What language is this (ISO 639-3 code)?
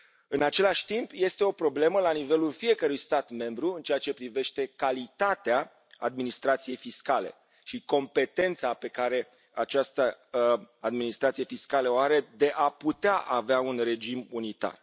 ron